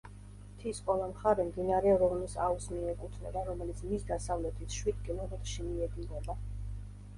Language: Georgian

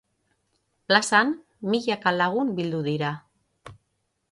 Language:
Basque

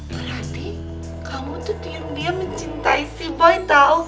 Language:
Indonesian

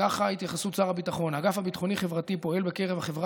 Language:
Hebrew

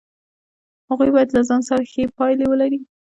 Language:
Pashto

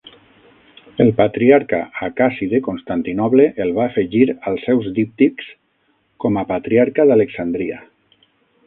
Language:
Catalan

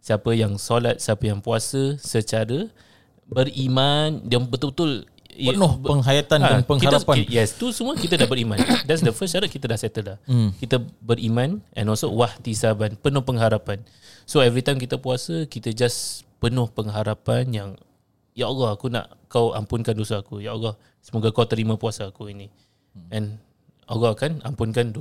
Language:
Malay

